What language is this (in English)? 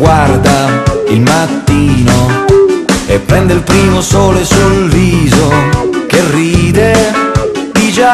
Italian